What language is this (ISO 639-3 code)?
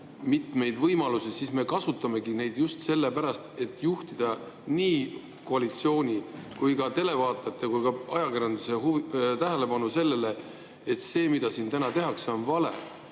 est